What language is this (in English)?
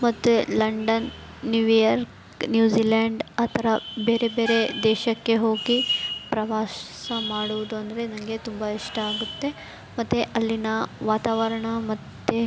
Kannada